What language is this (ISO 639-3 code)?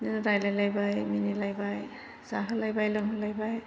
brx